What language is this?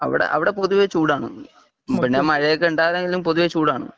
Malayalam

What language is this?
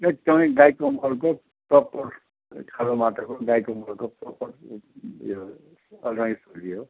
Nepali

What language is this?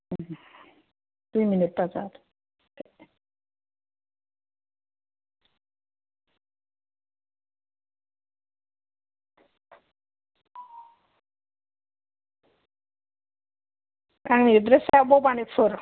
Bodo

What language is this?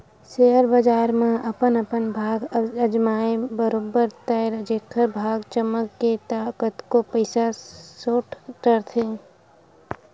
Chhattisgarhi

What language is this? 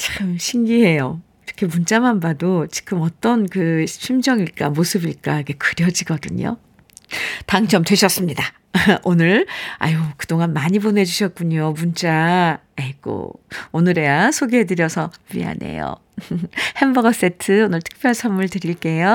Korean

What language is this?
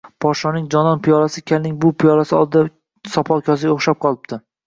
Uzbek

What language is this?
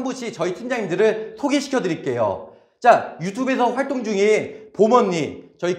Korean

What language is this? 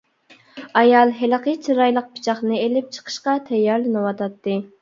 Uyghur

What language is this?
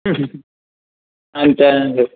Telugu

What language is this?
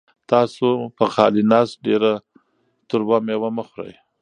Pashto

